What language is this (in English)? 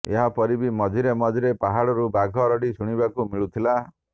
Odia